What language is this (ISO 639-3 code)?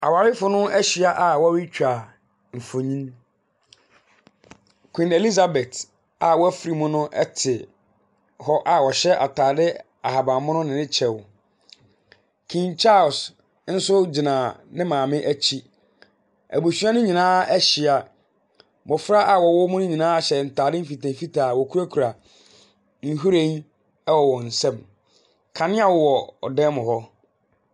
aka